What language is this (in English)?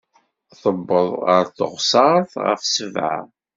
Kabyle